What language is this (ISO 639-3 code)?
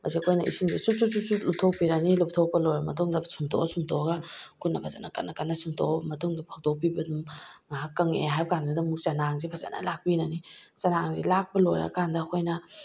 mni